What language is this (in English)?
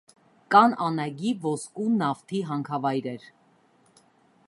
Armenian